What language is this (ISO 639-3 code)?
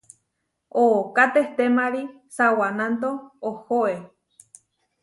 var